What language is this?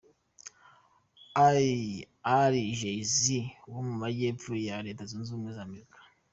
Kinyarwanda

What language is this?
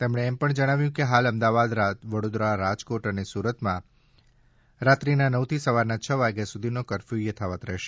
Gujarati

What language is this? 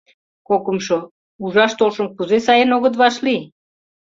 Mari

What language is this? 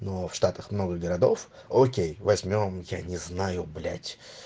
Russian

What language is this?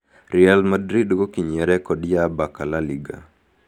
Kikuyu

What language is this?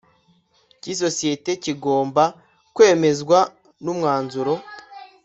Kinyarwanda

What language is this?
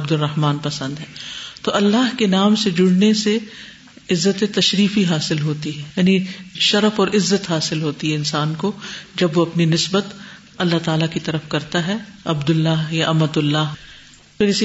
Urdu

